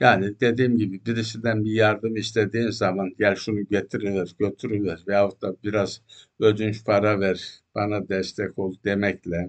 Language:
Turkish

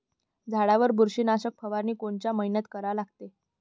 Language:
Marathi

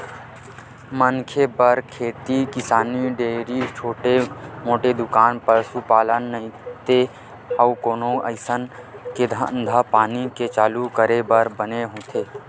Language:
Chhattisgarhi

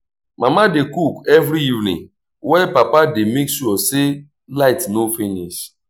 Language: Nigerian Pidgin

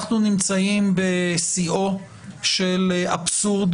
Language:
Hebrew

